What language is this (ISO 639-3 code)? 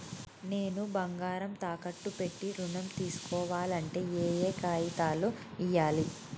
tel